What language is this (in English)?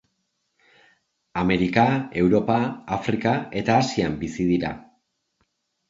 Basque